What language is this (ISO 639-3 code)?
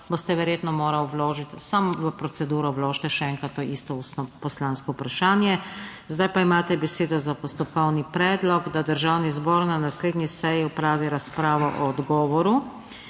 slv